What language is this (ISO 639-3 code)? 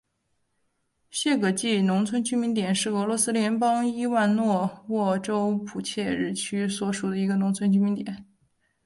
zho